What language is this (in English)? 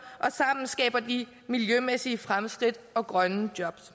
Danish